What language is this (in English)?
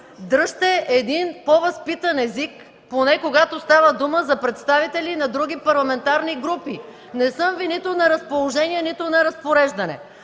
Bulgarian